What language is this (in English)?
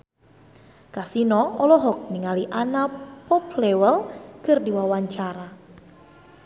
Sundanese